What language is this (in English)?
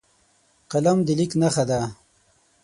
Pashto